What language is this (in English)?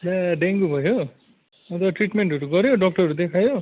Nepali